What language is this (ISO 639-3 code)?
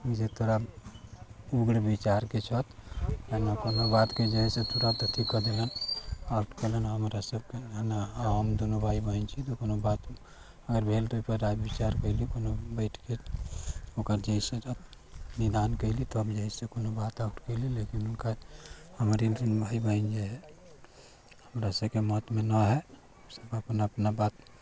mai